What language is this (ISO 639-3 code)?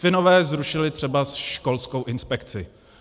ces